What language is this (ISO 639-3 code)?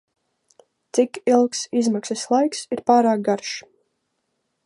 lav